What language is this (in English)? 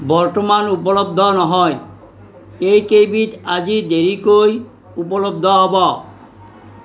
Assamese